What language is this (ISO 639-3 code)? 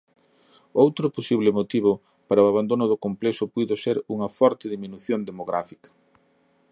glg